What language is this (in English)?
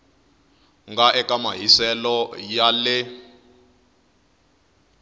Tsonga